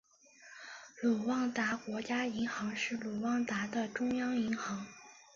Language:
Chinese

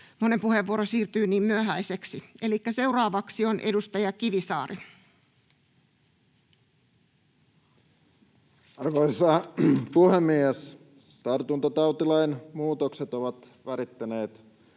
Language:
Finnish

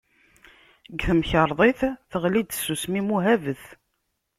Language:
Kabyle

